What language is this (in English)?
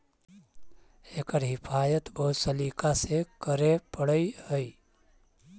Magahi